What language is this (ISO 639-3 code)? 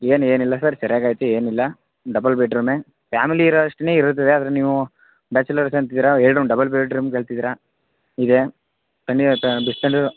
kan